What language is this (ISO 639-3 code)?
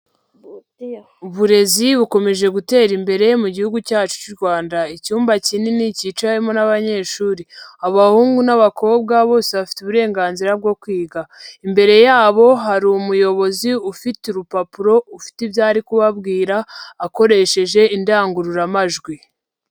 kin